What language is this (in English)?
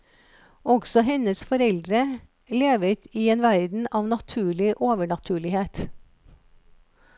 Norwegian